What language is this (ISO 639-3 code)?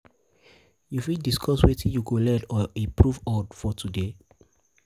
pcm